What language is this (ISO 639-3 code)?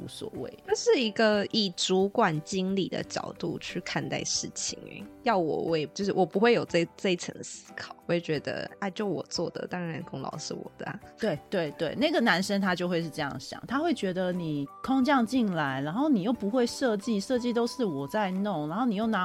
zho